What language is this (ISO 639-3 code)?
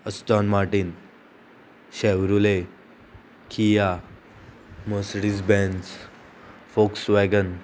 kok